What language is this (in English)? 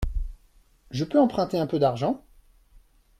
French